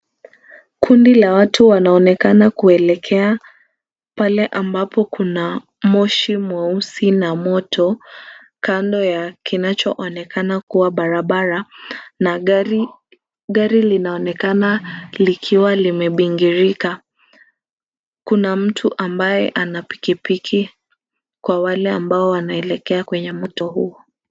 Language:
Swahili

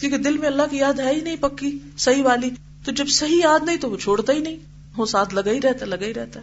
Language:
Urdu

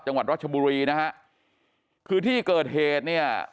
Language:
Thai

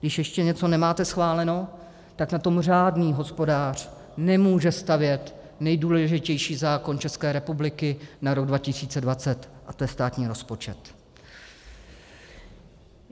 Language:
Czech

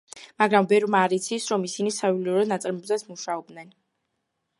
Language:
Georgian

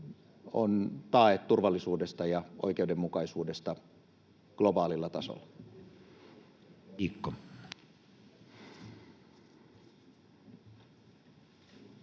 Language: Finnish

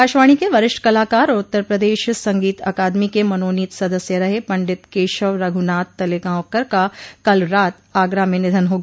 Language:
Hindi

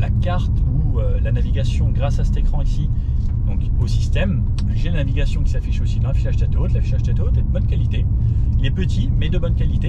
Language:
French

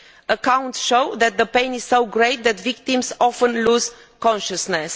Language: English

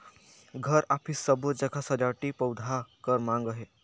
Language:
Chhattisgarhi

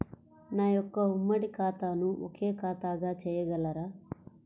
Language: Telugu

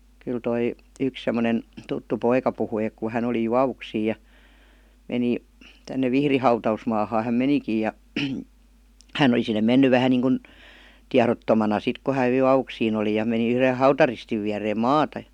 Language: Finnish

